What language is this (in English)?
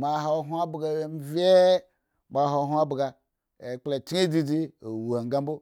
Eggon